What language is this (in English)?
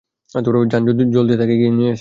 Bangla